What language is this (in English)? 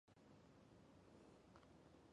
Chinese